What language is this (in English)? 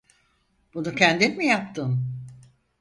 Turkish